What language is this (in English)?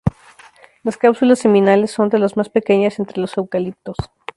Spanish